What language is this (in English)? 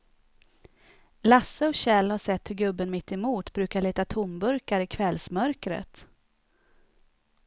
Swedish